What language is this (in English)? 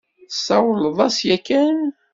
Kabyle